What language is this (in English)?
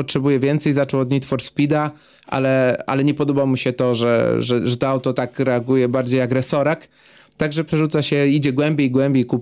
Polish